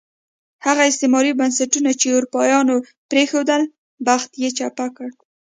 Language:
Pashto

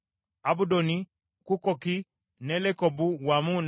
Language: Ganda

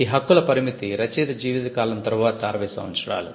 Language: Telugu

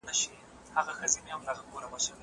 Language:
Pashto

